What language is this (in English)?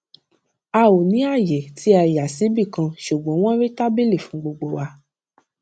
Yoruba